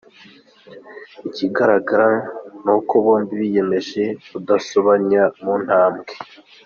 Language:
Kinyarwanda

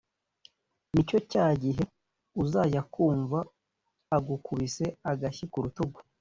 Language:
Kinyarwanda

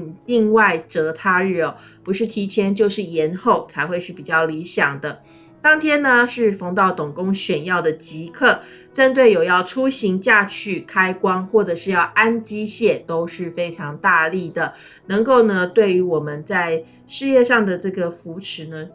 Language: Chinese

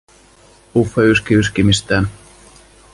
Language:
Finnish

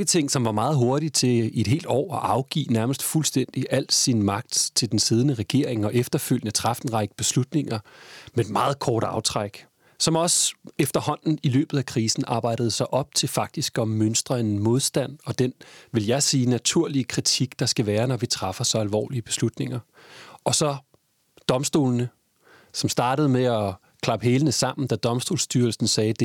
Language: Danish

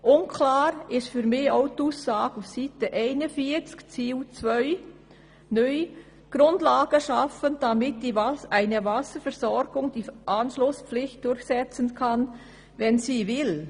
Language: Swiss German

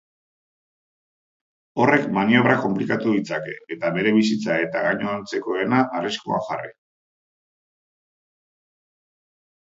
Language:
Basque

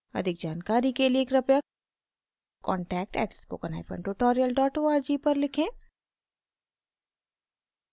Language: Hindi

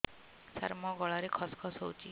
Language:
Odia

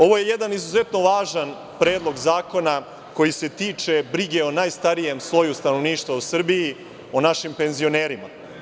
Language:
Serbian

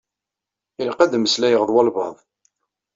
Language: Kabyle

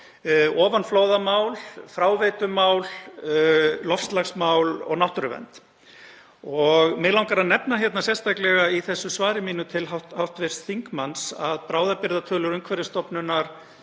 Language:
Icelandic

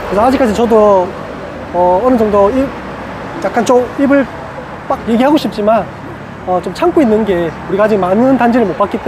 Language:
Korean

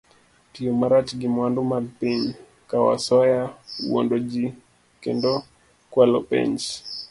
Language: Luo (Kenya and Tanzania)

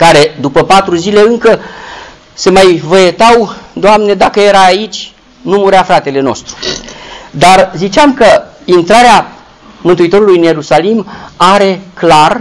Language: Romanian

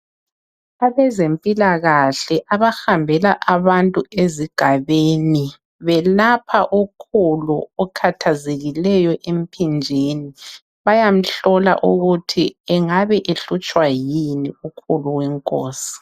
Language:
North Ndebele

